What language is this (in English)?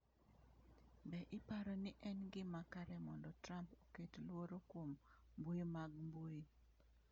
Luo (Kenya and Tanzania)